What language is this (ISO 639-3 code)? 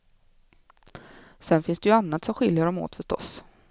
swe